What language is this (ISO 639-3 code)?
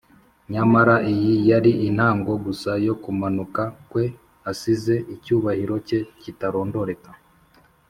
kin